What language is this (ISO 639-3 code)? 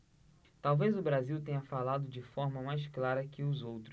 por